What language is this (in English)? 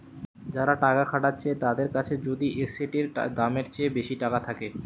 Bangla